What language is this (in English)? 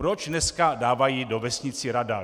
Czech